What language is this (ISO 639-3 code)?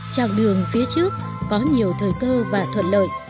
vie